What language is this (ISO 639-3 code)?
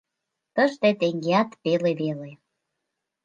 chm